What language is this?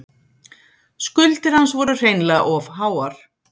Icelandic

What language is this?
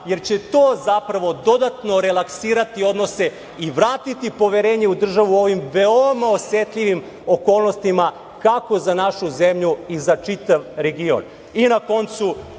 Serbian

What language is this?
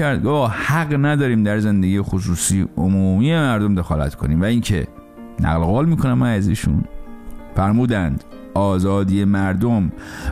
Persian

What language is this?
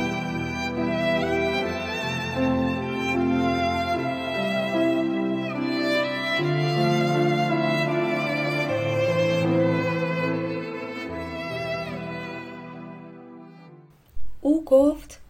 Persian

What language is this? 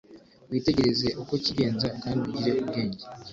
Kinyarwanda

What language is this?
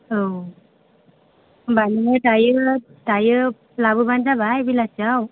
Bodo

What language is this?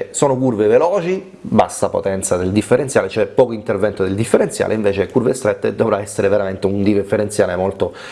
Italian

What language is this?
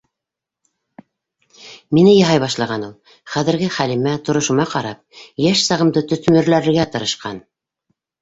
Bashkir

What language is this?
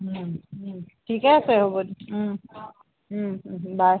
Assamese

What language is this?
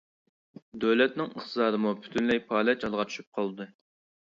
Uyghur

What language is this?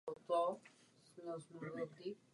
Czech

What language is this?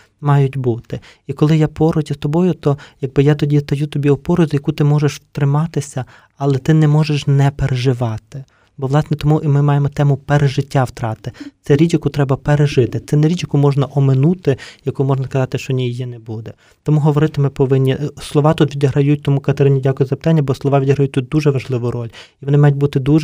Ukrainian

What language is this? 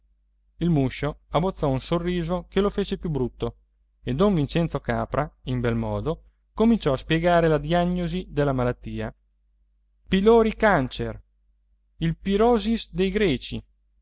Italian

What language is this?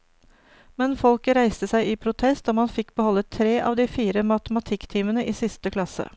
Norwegian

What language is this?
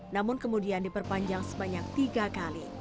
Indonesian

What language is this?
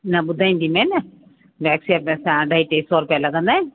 Sindhi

